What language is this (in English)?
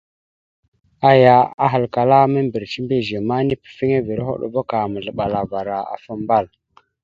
Mada (Cameroon)